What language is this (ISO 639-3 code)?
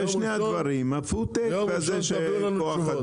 heb